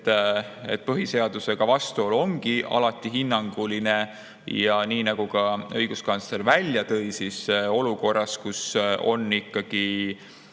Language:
Estonian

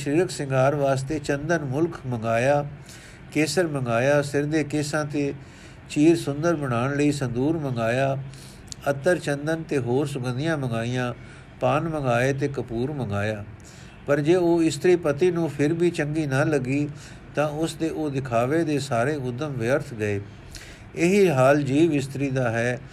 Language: Punjabi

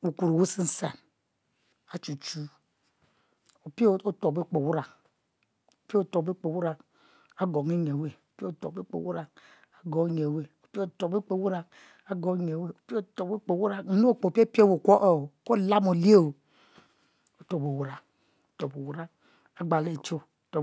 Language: Mbe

